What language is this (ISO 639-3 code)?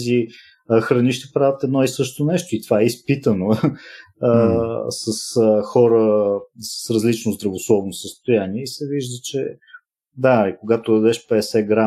bul